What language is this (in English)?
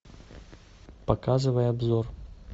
Russian